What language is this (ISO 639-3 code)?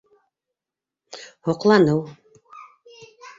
bak